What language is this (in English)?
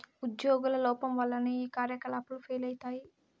Telugu